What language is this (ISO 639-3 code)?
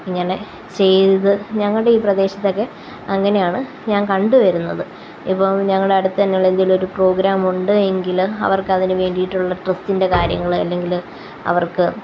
mal